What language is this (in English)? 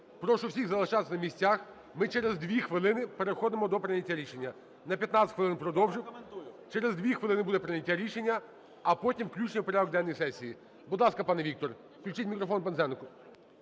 Ukrainian